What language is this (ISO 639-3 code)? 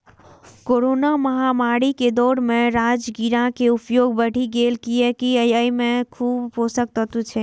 mai